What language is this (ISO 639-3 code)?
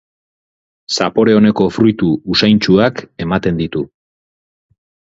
eus